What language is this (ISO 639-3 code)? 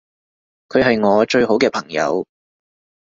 yue